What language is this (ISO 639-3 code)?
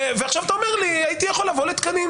heb